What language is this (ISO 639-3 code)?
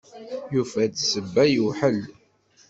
kab